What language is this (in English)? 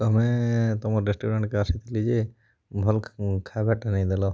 Odia